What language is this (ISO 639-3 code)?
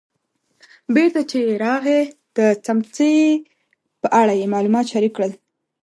pus